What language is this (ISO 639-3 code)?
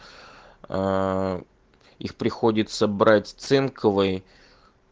rus